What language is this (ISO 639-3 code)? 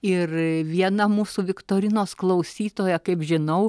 lit